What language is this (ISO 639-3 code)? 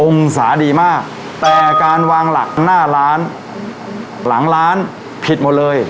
tha